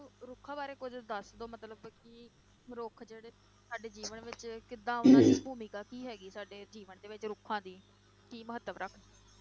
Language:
Punjabi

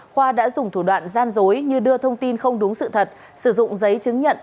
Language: Vietnamese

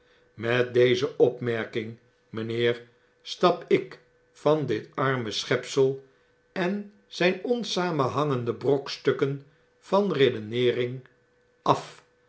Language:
Dutch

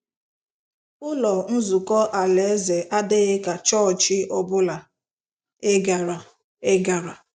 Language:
Igbo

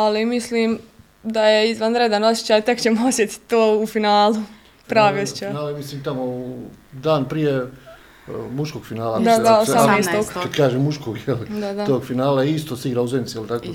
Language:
Croatian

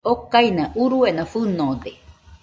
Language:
Nüpode Huitoto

